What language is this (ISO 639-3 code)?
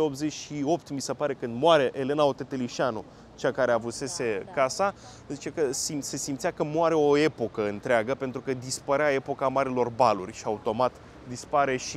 ron